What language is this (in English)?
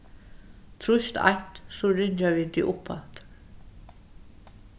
Faroese